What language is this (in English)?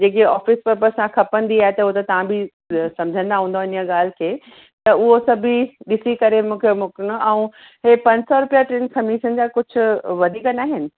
Sindhi